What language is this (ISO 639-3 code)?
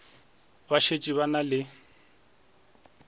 nso